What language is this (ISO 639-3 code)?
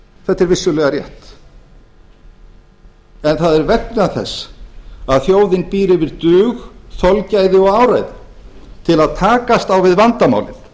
isl